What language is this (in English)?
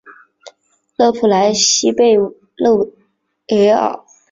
Chinese